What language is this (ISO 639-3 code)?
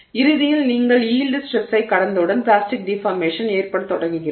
tam